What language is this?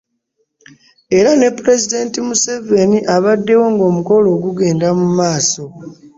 Ganda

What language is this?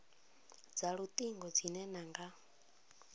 Venda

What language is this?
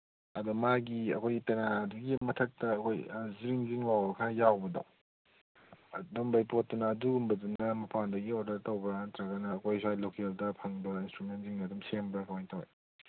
Manipuri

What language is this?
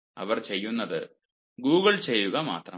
Malayalam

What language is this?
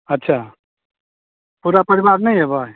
Maithili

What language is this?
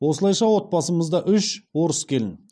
Kazakh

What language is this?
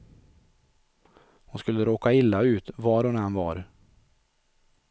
Swedish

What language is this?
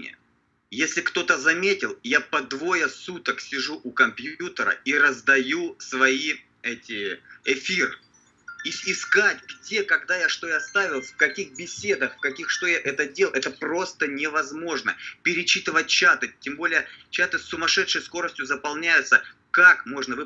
Russian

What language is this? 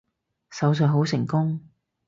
Cantonese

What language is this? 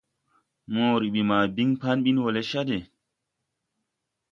Tupuri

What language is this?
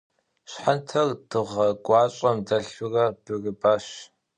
Kabardian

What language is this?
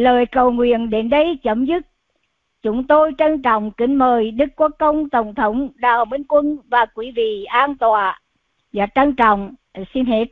Vietnamese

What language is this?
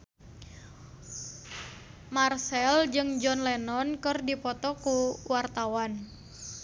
Sundanese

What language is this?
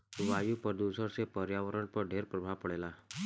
Bhojpuri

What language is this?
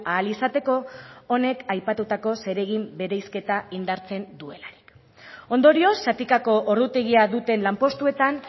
Basque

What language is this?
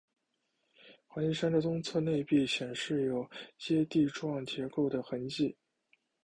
Chinese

